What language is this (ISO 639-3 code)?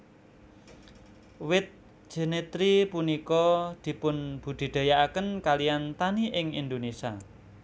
jav